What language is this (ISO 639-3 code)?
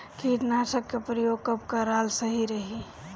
bho